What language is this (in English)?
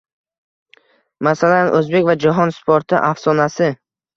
Uzbek